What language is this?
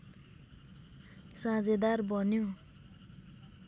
Nepali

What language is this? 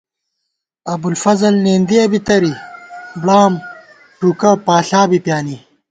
Gawar-Bati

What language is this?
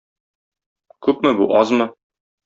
Tatar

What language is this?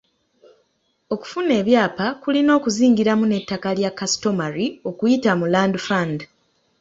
Ganda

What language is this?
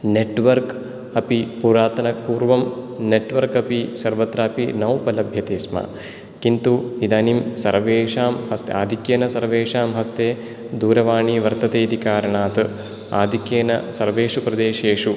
Sanskrit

